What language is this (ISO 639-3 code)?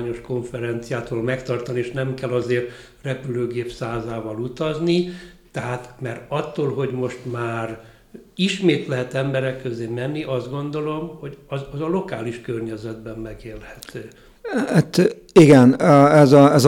hun